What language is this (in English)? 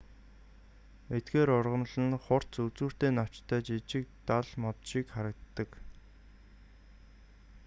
Mongolian